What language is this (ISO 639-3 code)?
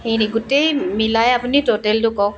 asm